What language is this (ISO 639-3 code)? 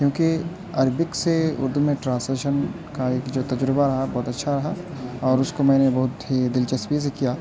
urd